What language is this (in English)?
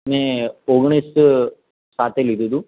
Gujarati